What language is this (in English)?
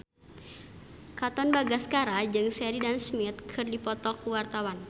Sundanese